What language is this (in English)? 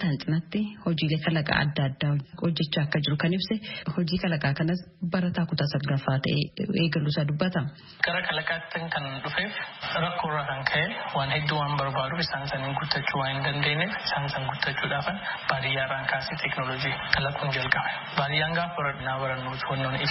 Indonesian